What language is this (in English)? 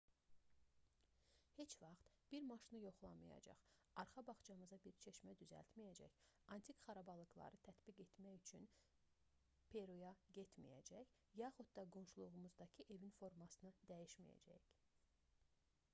Azerbaijani